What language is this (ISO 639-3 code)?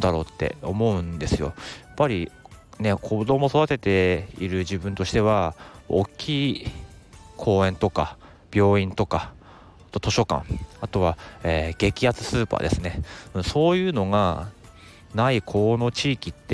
jpn